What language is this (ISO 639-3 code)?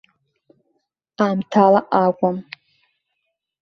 abk